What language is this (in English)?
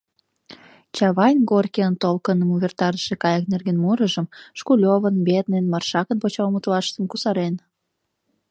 Mari